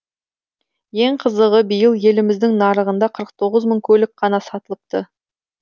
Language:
Kazakh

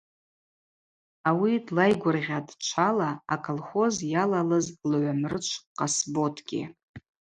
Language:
Abaza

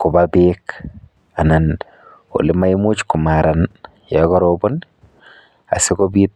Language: Kalenjin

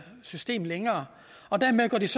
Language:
Danish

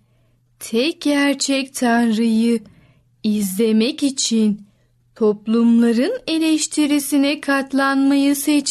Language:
Turkish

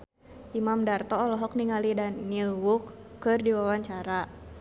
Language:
Sundanese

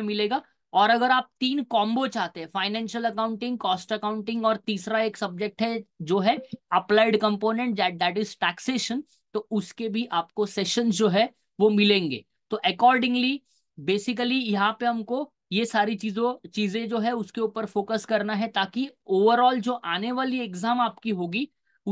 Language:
Hindi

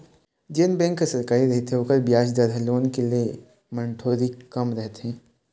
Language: Chhattisgarhi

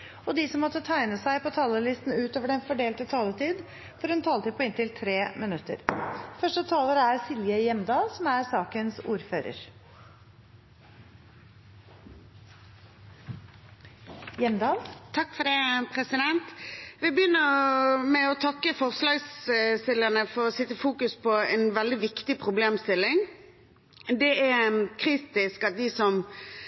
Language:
Norwegian Bokmål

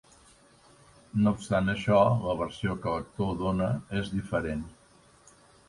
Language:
Catalan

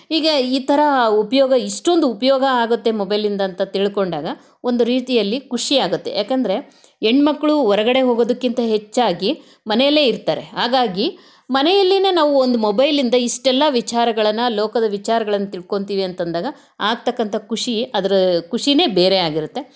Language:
Kannada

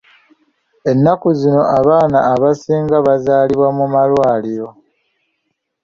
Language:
Ganda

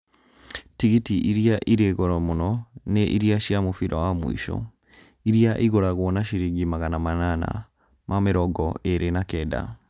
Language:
Kikuyu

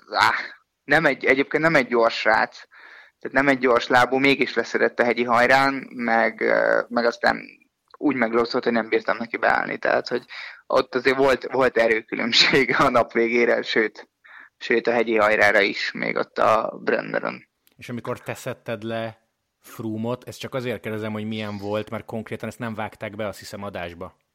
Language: Hungarian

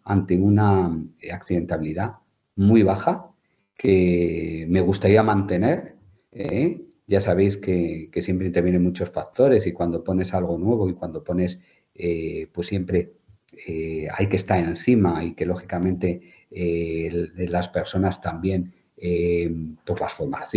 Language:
Spanish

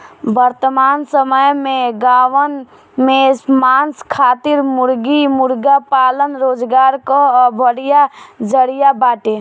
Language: Bhojpuri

